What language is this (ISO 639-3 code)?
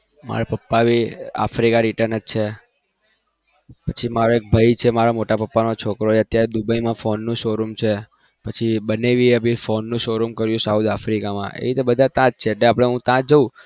guj